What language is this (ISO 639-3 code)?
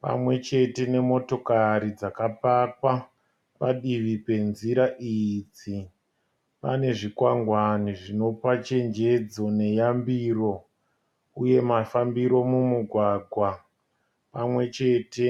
sna